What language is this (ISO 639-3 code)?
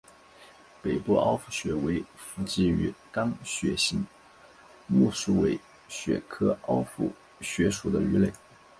zho